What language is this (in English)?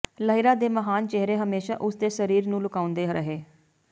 Punjabi